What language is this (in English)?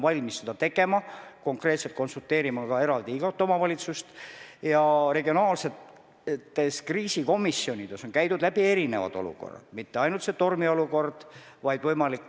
Estonian